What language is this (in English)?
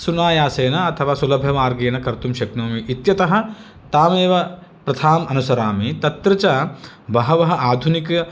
Sanskrit